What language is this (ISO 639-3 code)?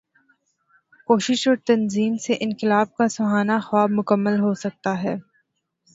urd